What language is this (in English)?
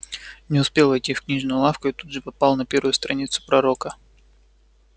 Russian